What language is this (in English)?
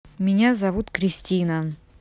Russian